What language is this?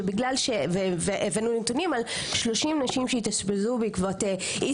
Hebrew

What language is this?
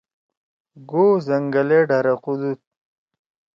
Torwali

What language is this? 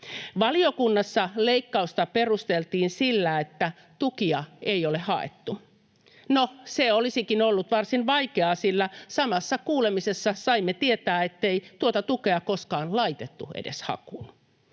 Finnish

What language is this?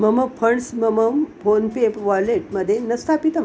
Sanskrit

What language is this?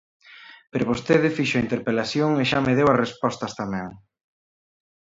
Galician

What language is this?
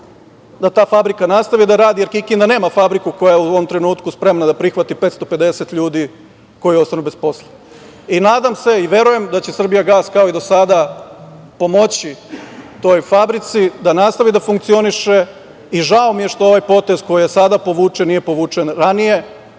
Serbian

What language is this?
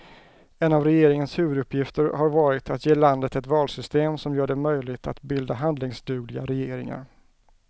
Swedish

